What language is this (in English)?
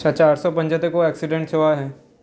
Sindhi